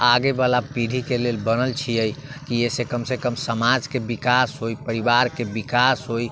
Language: Maithili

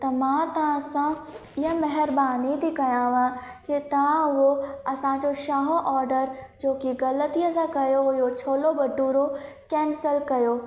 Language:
Sindhi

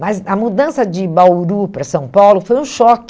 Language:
Portuguese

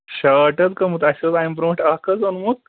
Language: Kashmiri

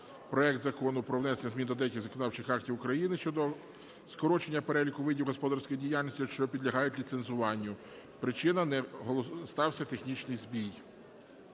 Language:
Ukrainian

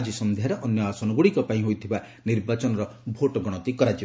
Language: Odia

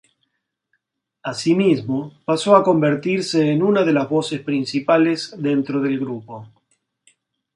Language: Spanish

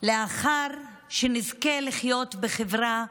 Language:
Hebrew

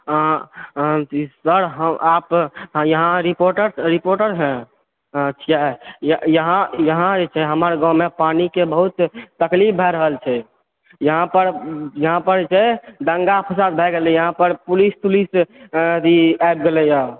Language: Maithili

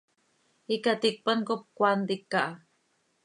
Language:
Seri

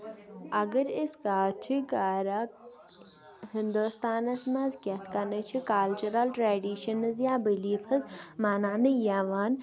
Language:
Kashmiri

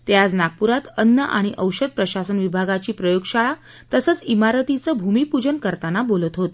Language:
Marathi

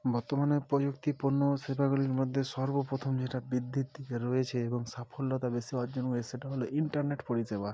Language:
Bangla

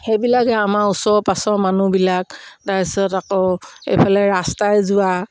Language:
Assamese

